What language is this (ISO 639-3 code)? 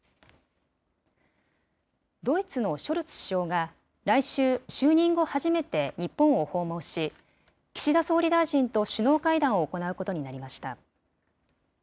jpn